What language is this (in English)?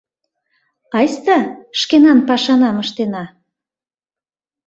Mari